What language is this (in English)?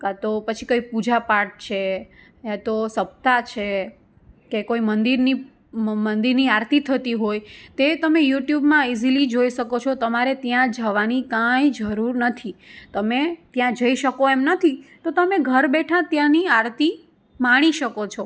Gujarati